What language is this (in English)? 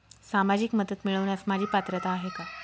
Marathi